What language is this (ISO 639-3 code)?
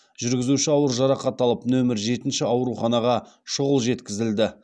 kaz